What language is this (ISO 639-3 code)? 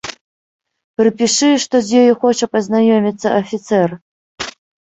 bel